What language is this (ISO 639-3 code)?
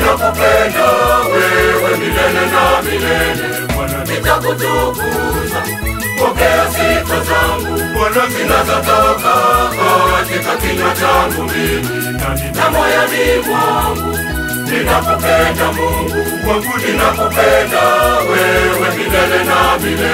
pol